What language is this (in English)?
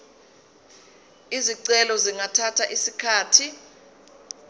Zulu